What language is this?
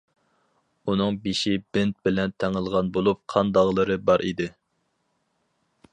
Uyghur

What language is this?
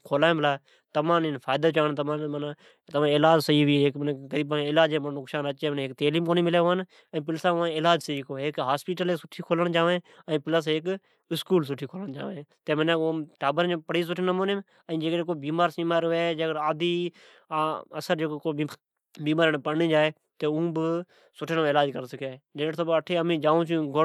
Od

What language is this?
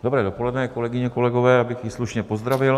Czech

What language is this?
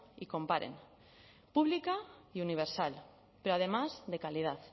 Spanish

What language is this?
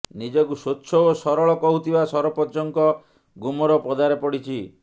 Odia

